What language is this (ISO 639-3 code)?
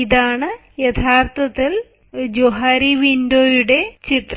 mal